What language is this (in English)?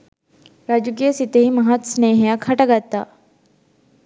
Sinhala